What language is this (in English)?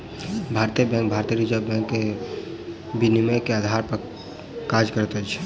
Maithili